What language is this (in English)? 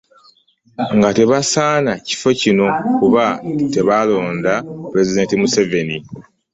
Ganda